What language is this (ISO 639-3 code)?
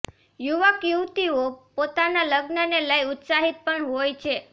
guj